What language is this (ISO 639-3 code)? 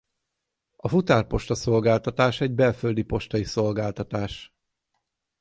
hun